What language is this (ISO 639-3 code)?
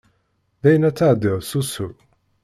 kab